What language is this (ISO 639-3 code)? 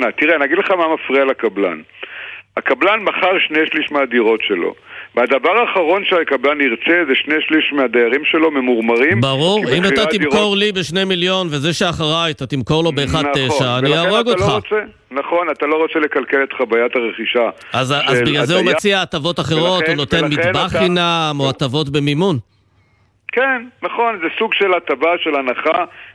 heb